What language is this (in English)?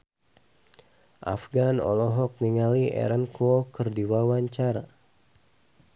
Sundanese